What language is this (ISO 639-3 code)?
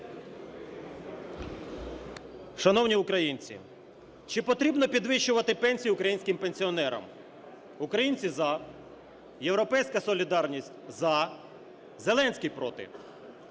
ukr